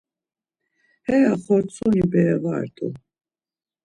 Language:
Laz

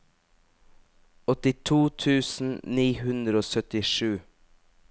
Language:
Norwegian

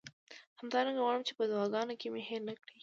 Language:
Pashto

